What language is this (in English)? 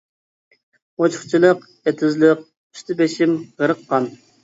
Uyghur